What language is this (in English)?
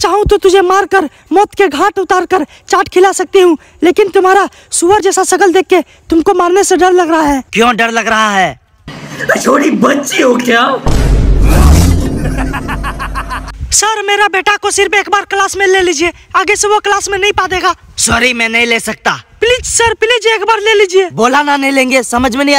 Hindi